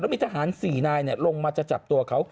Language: Thai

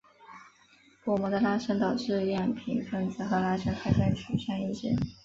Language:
Chinese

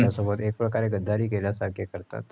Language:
Marathi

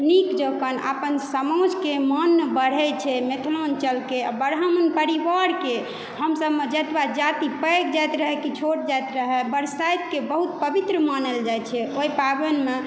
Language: Maithili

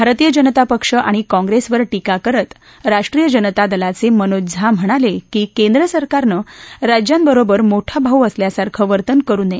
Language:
Marathi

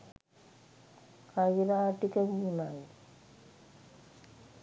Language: Sinhala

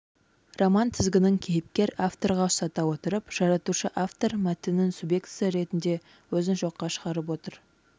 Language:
Kazakh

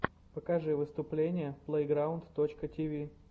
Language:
Russian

